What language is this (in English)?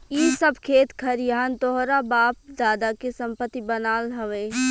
Bhojpuri